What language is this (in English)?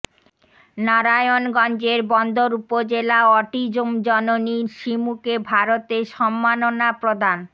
Bangla